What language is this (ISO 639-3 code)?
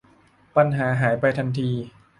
tha